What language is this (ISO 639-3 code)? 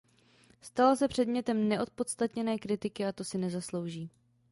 ces